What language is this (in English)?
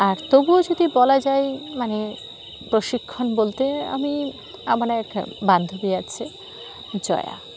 Bangla